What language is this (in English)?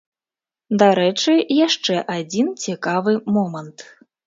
Belarusian